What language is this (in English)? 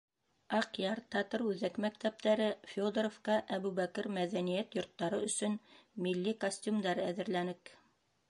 Bashkir